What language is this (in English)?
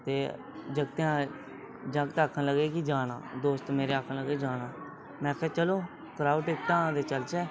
Dogri